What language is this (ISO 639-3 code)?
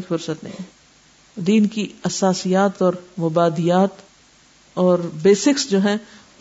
urd